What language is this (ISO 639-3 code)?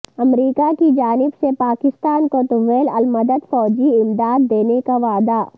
urd